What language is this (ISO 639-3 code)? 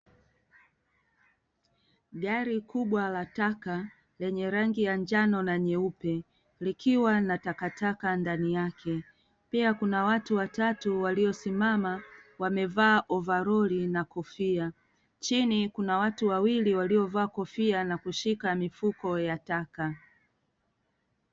swa